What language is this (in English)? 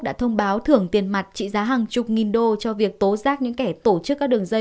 Vietnamese